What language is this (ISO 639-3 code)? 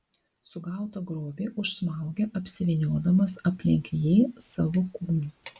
lit